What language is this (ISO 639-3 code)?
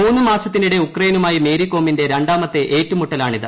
mal